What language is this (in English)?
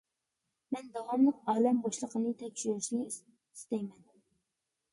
Uyghur